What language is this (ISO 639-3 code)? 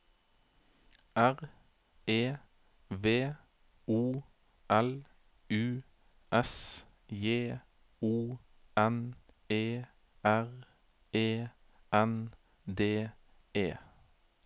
nor